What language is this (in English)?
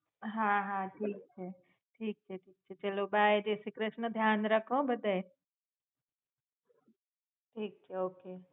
Gujarati